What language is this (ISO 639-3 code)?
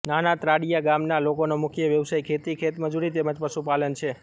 guj